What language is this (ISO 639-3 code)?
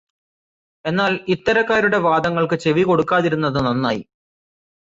mal